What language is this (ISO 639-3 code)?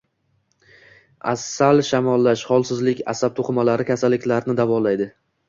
uzb